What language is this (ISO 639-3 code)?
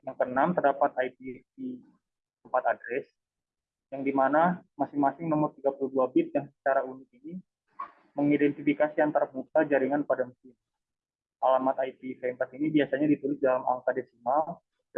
ind